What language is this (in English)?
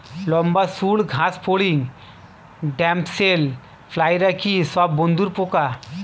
Bangla